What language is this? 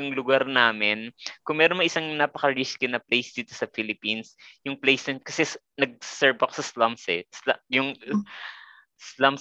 Filipino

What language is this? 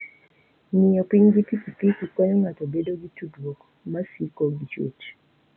Luo (Kenya and Tanzania)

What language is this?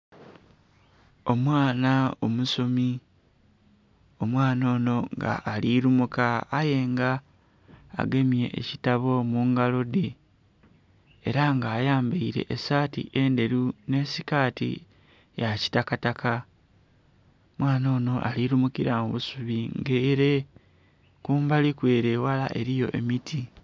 Soga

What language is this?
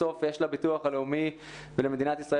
Hebrew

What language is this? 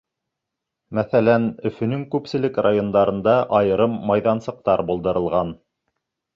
Bashkir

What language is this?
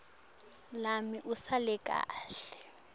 Swati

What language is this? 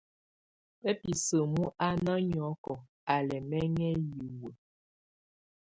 Tunen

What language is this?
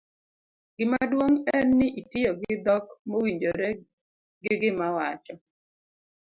Luo (Kenya and Tanzania)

